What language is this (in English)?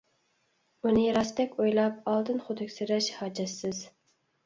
Uyghur